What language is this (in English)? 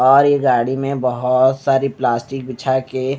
Hindi